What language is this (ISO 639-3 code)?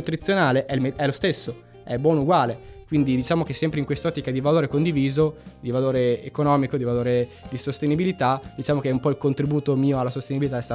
ita